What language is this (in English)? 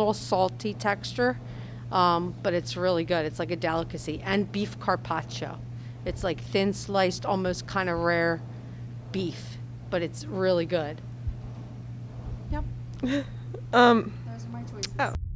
English